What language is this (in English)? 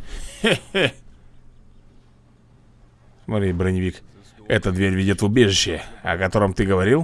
Russian